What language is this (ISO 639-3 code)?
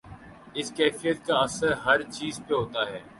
urd